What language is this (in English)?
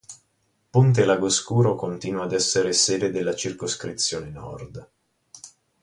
Italian